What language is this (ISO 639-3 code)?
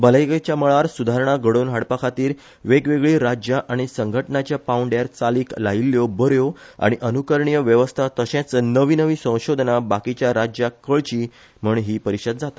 kok